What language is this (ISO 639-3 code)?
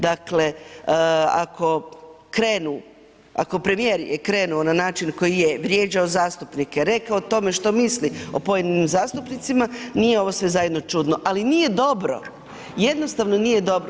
hrv